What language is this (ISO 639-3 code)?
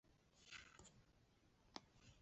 zho